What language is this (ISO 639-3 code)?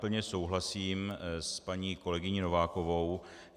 ces